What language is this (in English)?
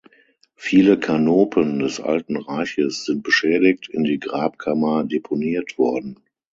German